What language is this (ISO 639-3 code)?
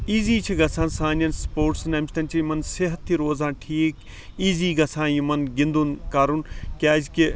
kas